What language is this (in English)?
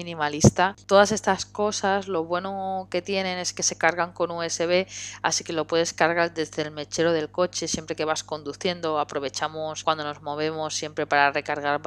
Spanish